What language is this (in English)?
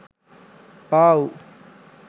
Sinhala